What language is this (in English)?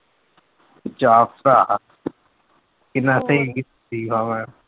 Punjabi